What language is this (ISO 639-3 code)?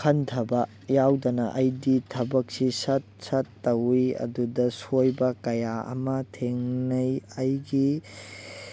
mni